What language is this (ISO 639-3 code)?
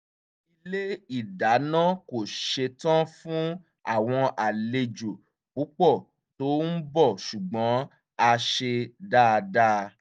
yor